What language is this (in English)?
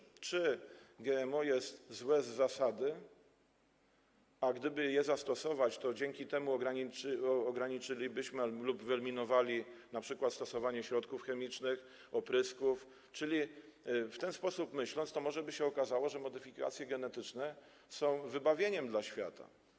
Polish